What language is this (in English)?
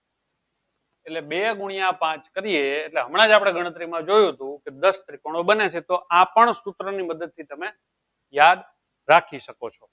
Gujarati